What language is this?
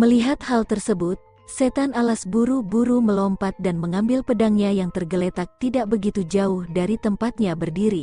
Indonesian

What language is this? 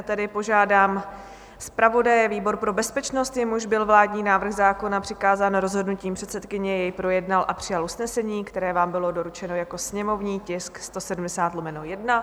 Czech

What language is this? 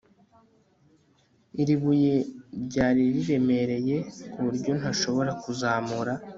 Kinyarwanda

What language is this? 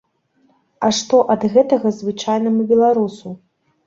Belarusian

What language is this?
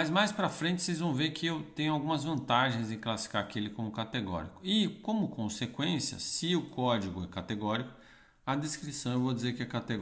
Portuguese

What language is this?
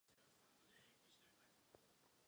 Czech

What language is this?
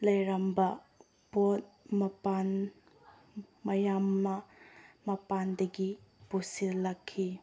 Manipuri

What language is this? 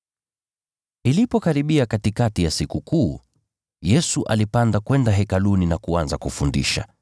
Swahili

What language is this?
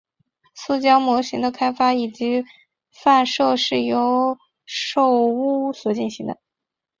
Chinese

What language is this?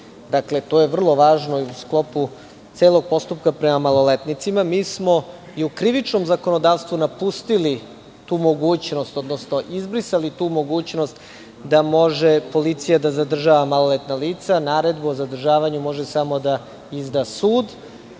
Serbian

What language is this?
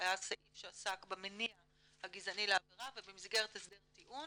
Hebrew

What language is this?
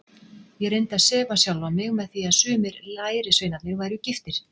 Icelandic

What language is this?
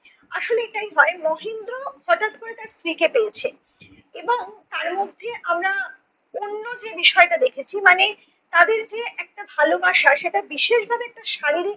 Bangla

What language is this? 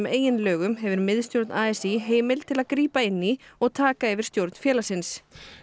Icelandic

